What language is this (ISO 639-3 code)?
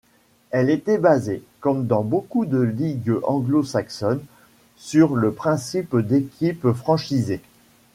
fra